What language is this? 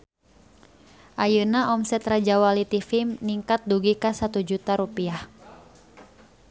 Sundanese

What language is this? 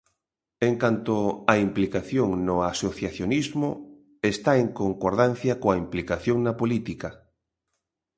Galician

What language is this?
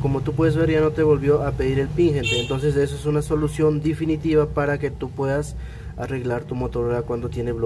Spanish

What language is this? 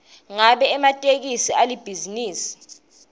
Swati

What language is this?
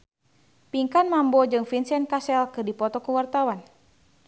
Sundanese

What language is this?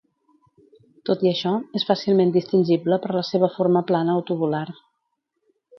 Catalan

